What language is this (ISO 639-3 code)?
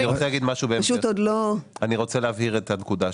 heb